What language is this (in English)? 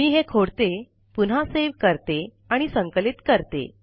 Marathi